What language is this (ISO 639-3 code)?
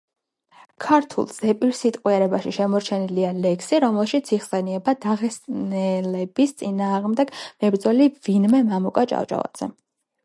kat